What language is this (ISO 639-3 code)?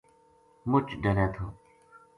gju